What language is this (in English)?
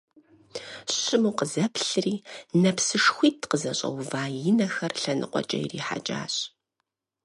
Kabardian